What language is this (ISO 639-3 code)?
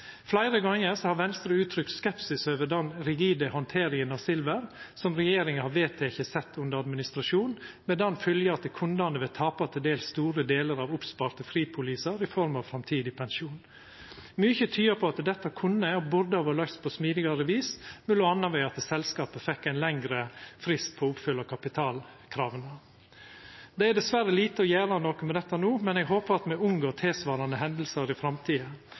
nno